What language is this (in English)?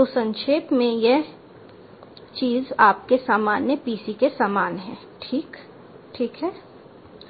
Hindi